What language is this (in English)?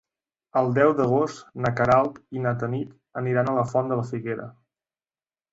Catalan